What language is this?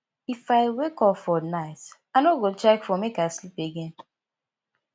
Nigerian Pidgin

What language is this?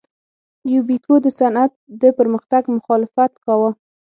Pashto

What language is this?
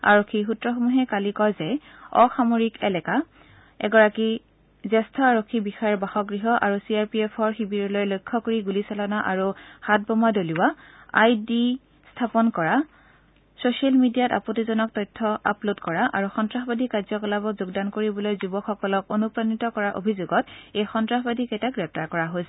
Assamese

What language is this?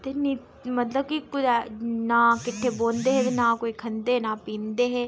Dogri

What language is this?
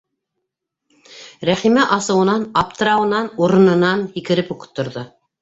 Bashkir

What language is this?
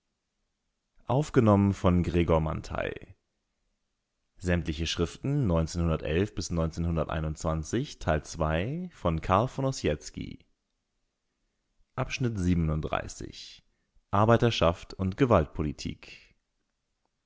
German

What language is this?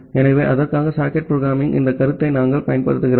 Tamil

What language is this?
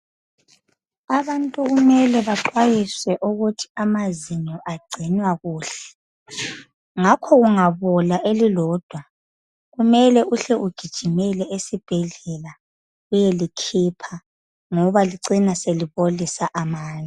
North Ndebele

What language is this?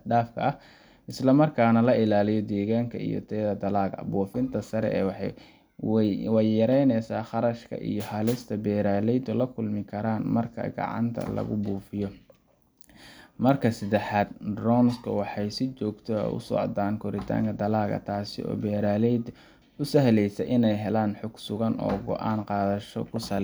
Somali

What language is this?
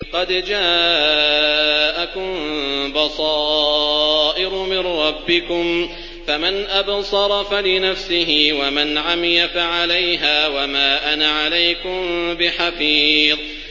Arabic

